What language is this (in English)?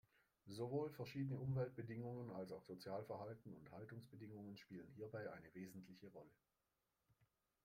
German